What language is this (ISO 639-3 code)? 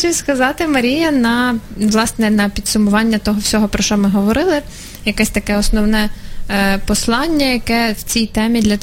ukr